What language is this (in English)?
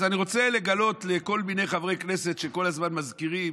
Hebrew